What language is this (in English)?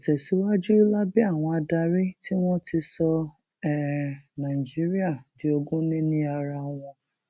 Yoruba